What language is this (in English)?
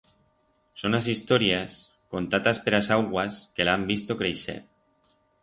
Aragonese